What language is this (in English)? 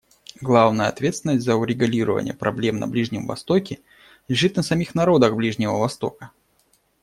Russian